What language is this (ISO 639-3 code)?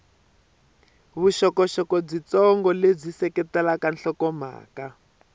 tso